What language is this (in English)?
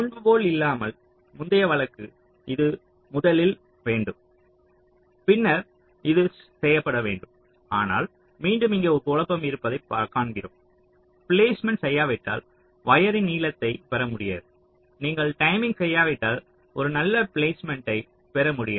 Tamil